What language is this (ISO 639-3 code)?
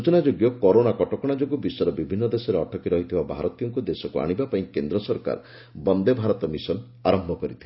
ori